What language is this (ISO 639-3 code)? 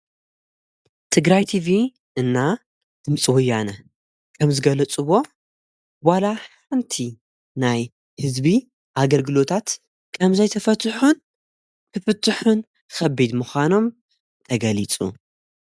tir